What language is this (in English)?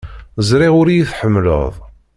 Kabyle